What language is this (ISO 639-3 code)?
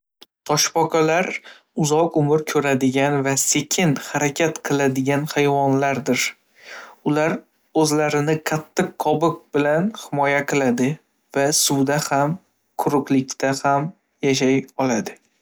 uzb